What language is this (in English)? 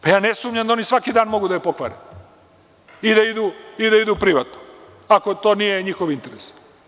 Serbian